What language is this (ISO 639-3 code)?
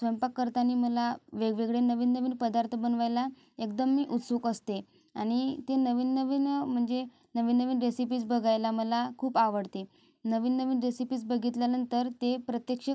mar